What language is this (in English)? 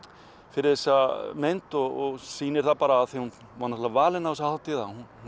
Icelandic